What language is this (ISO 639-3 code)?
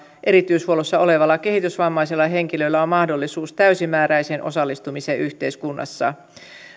fin